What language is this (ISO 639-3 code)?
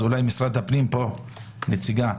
heb